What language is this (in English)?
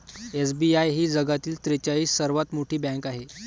Marathi